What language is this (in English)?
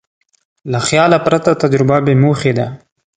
Pashto